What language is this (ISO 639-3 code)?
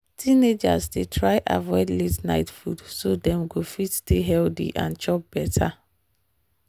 pcm